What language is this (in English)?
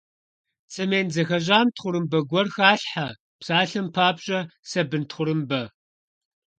Kabardian